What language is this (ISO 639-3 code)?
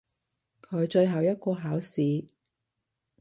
yue